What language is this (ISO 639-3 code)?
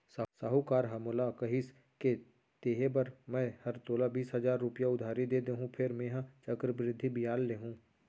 hne